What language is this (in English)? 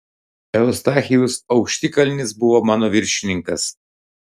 Lithuanian